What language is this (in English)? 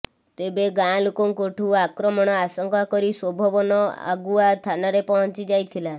Odia